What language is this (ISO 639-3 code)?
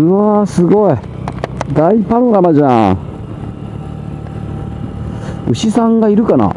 jpn